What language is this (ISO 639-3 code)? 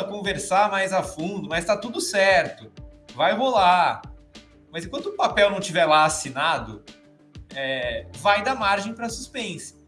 por